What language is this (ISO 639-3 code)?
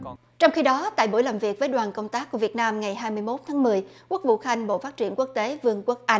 vie